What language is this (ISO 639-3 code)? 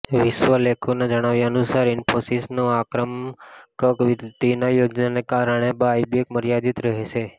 guj